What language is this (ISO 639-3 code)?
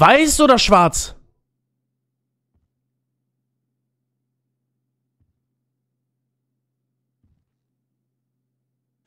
deu